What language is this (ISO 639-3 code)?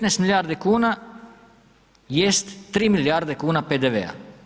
hrv